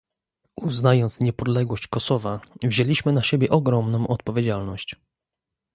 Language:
Polish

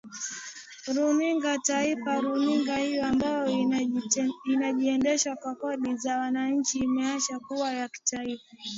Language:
Swahili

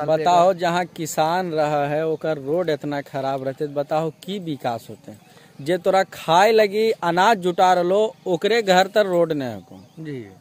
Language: Hindi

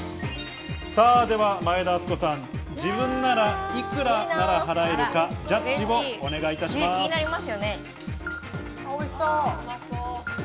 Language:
Japanese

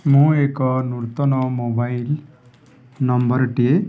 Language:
Odia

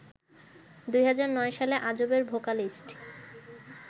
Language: Bangla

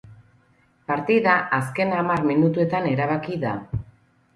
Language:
Basque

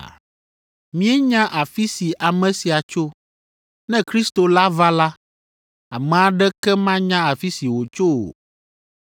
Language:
Ewe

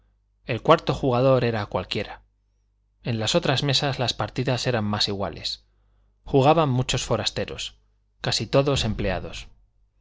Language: Spanish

